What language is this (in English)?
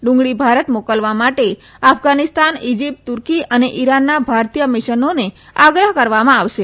Gujarati